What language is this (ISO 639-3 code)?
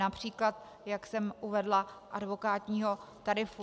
ces